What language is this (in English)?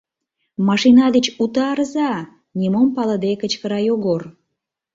Mari